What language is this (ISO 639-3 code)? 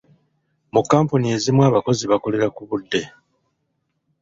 lug